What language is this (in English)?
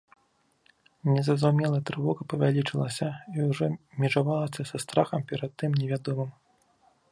Belarusian